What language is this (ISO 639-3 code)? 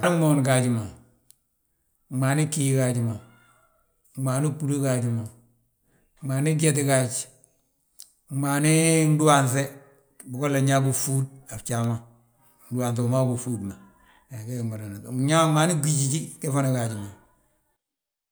bjt